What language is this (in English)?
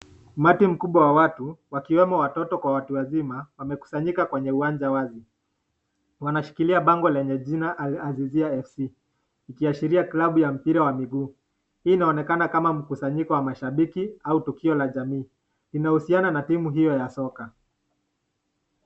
Swahili